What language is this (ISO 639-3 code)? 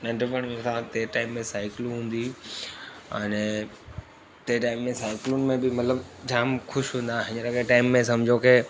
snd